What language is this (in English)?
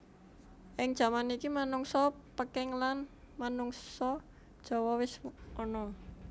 Javanese